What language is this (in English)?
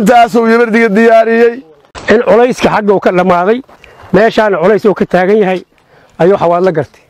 Arabic